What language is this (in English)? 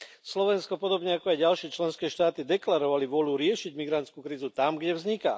Slovak